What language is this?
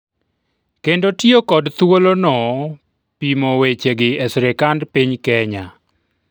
Luo (Kenya and Tanzania)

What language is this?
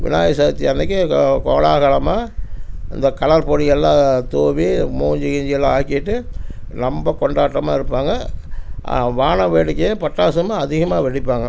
Tamil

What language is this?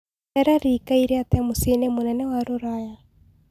Kikuyu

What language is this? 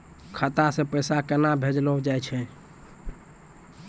Maithili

